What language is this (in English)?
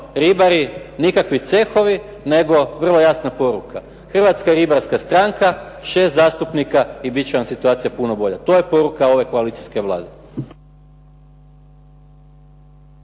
Croatian